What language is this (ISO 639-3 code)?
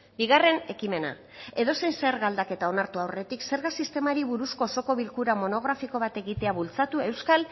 eus